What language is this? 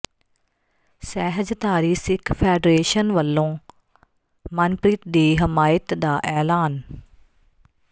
Punjabi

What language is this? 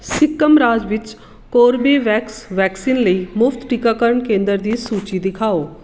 Punjabi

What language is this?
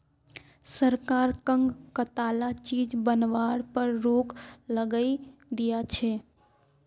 Magahi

